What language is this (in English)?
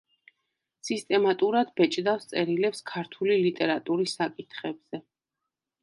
Georgian